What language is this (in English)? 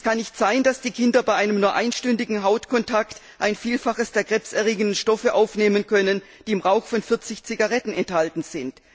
German